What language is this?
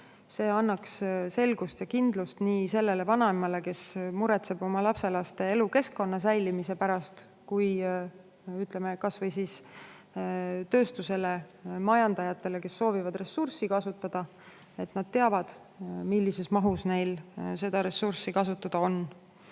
Estonian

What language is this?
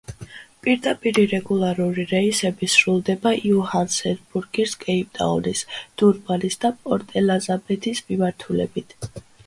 Georgian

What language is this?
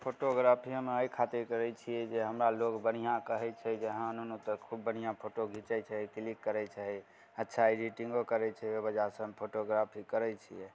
Maithili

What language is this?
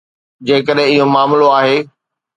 Sindhi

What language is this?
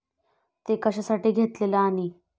Marathi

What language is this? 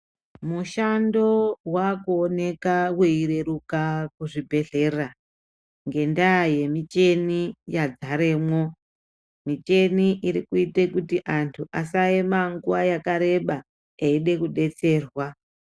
Ndau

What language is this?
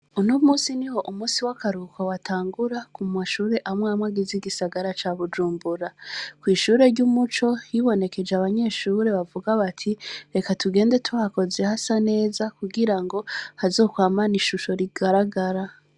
Rundi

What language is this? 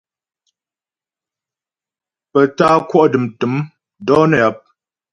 Ghomala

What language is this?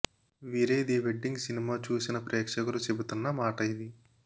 Telugu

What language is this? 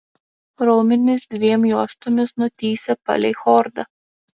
Lithuanian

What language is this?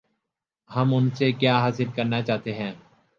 Urdu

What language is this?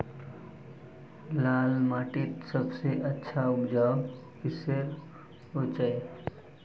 Magahi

